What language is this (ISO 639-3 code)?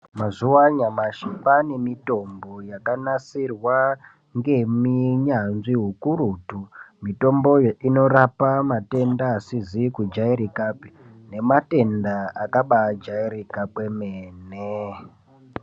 ndc